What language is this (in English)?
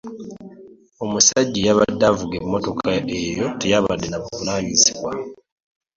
Ganda